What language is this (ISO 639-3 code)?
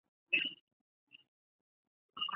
zho